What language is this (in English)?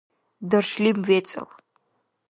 Dargwa